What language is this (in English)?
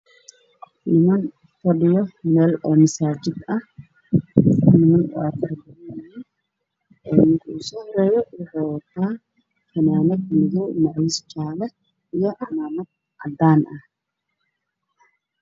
Somali